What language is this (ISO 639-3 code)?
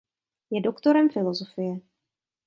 ces